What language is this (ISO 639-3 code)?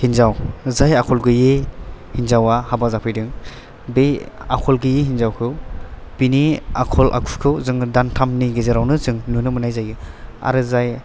brx